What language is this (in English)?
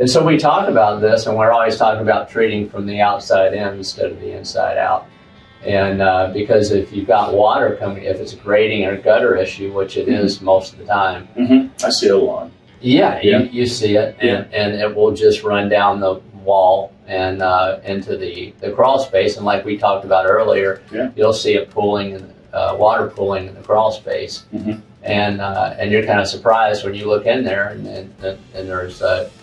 English